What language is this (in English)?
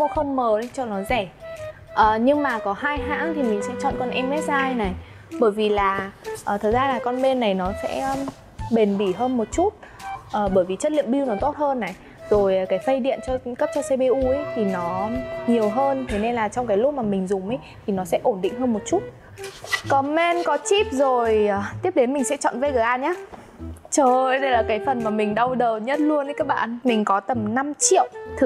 Vietnamese